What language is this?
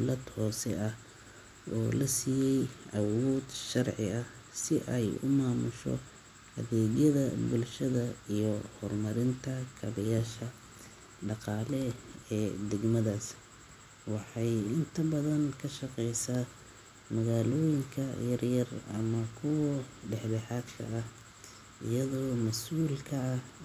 Somali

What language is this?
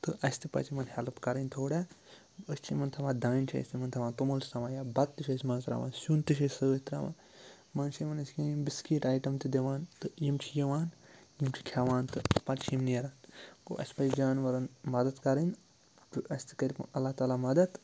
Kashmiri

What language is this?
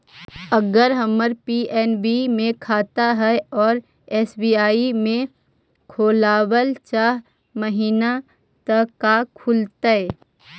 Magahi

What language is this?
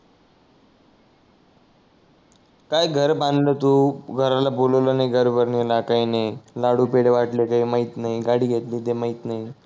Marathi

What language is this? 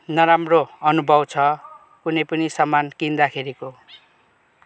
Nepali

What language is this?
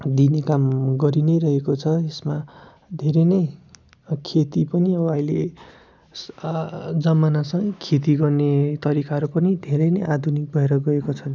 Nepali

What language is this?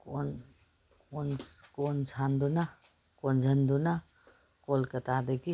Manipuri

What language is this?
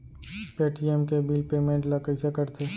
Chhattisgarhi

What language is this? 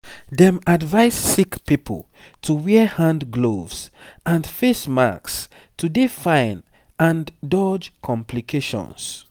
Nigerian Pidgin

